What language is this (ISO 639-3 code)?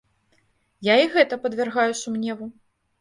bel